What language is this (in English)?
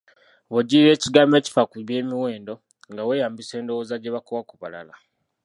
Ganda